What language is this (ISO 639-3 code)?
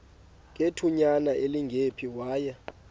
xho